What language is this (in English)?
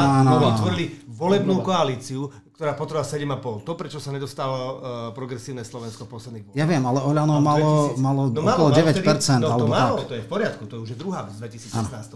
Slovak